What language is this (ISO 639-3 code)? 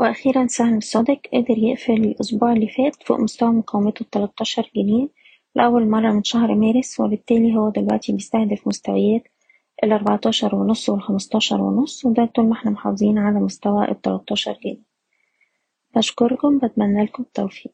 ara